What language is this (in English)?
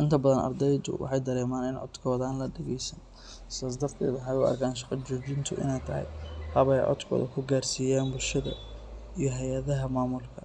Somali